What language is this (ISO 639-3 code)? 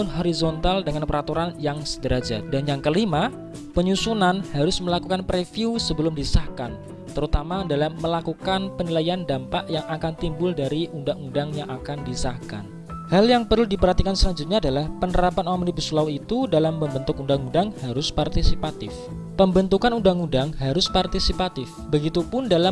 ind